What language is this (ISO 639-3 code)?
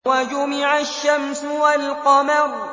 ara